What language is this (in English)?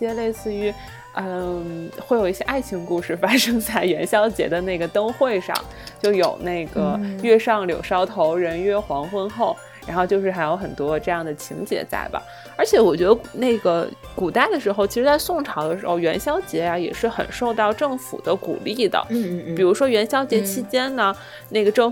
Chinese